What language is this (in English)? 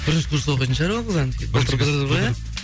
Kazakh